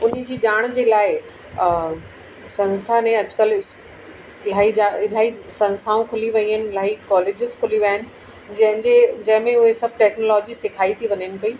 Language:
Sindhi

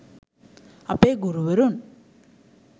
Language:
Sinhala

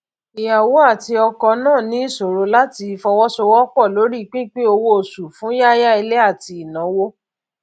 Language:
Yoruba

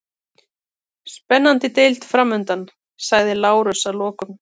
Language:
Icelandic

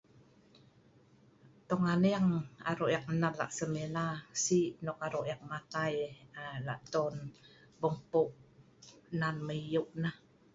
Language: Sa'ban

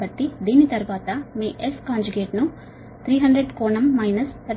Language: Telugu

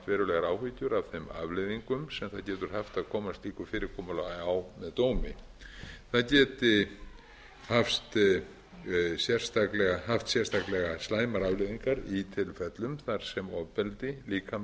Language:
Icelandic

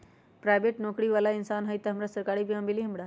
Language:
Magahi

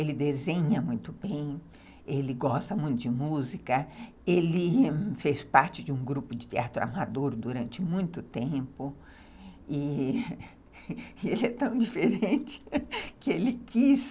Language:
Portuguese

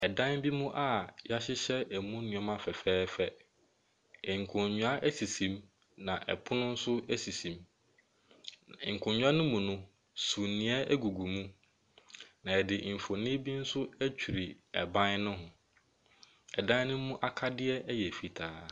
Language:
Akan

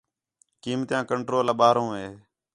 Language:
Khetrani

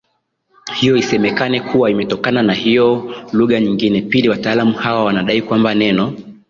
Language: Swahili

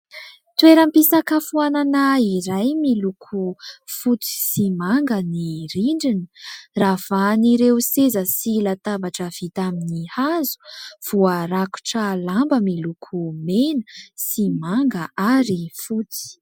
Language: Malagasy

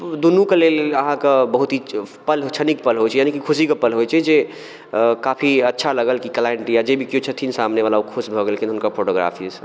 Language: Maithili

